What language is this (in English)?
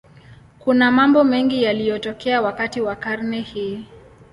Swahili